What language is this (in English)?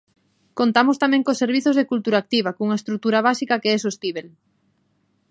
Galician